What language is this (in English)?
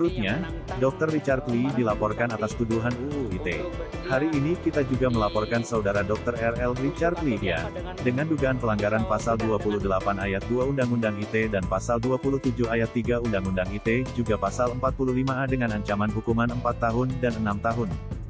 Indonesian